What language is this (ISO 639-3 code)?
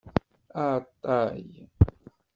kab